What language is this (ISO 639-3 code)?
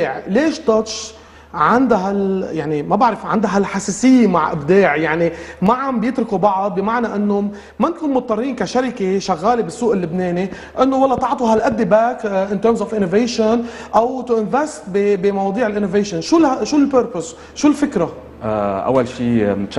ara